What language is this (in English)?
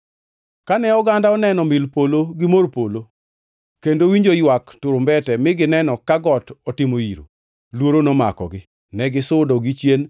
Luo (Kenya and Tanzania)